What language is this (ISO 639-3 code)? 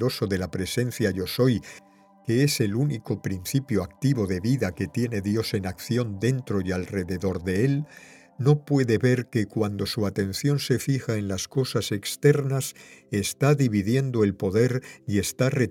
spa